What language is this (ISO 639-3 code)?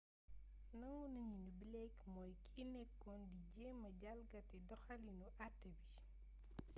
wol